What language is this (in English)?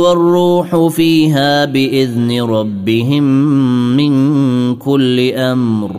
Arabic